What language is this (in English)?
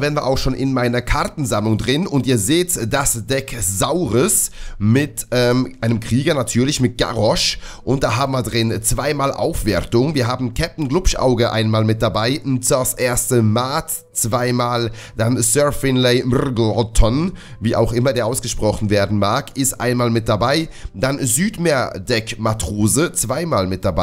German